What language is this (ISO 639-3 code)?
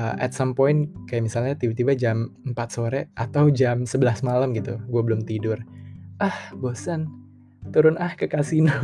ind